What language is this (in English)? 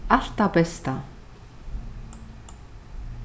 Faroese